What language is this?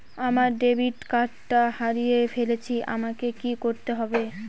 Bangla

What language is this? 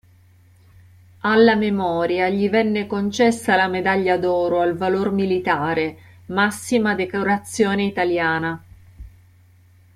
Italian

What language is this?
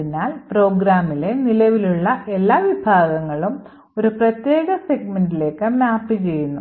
Malayalam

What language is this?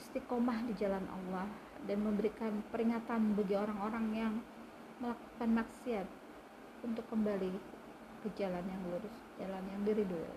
Indonesian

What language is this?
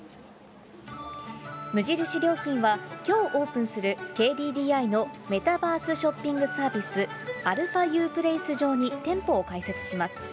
Japanese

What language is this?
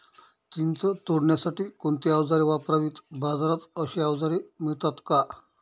Marathi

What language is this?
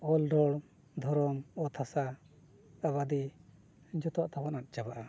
Santali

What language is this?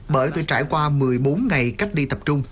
Vietnamese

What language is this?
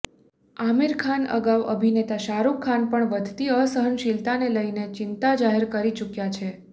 Gujarati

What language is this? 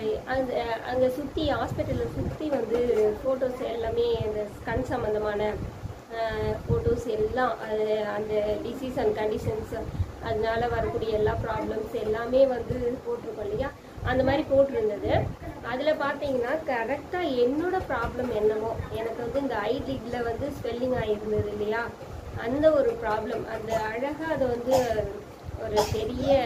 Thai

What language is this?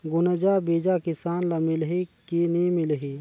Chhattisgarhi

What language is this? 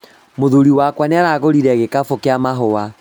Kikuyu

